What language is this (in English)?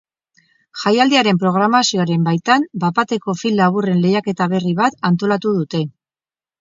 Basque